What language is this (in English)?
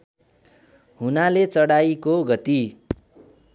Nepali